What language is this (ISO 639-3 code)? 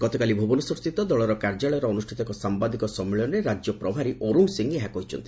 ori